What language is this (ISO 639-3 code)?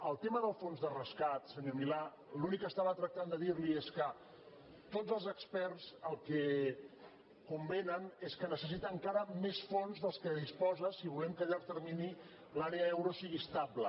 cat